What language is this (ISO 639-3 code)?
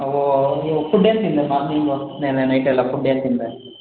kan